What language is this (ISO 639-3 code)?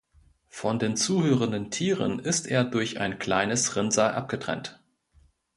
deu